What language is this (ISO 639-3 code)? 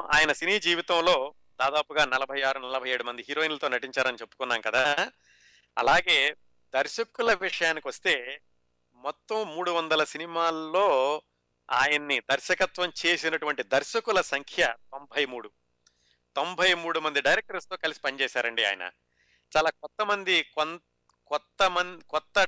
tel